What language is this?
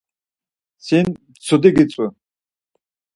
Laz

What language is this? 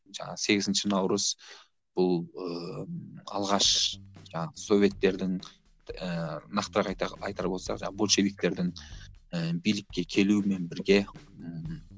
Kazakh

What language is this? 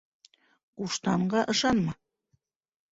Bashkir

